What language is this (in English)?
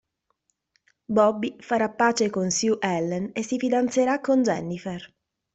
Italian